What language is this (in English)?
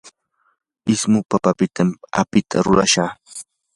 Yanahuanca Pasco Quechua